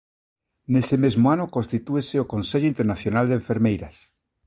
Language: Galician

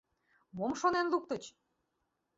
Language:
Mari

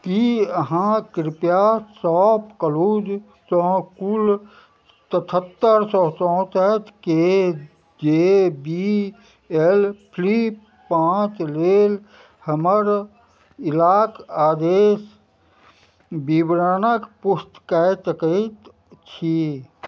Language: Maithili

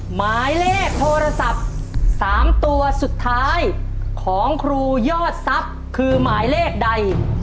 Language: Thai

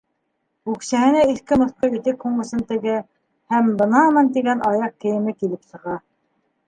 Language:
Bashkir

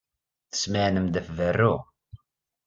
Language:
Kabyle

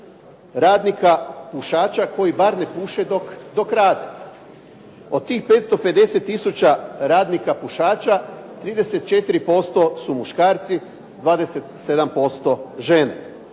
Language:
Croatian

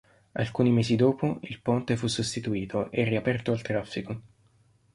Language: Italian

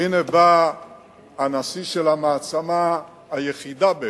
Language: Hebrew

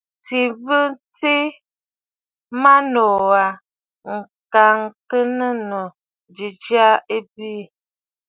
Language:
Bafut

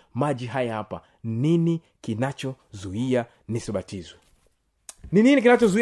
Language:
Swahili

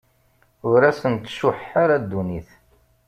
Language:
Kabyle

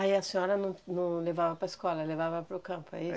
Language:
Portuguese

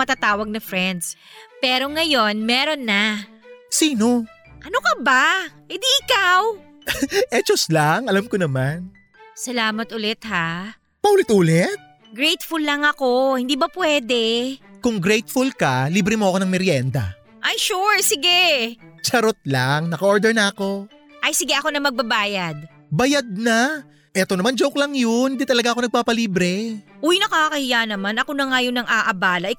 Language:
Filipino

